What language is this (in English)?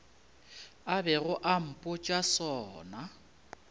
Northern Sotho